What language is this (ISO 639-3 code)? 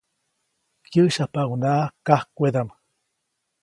zoc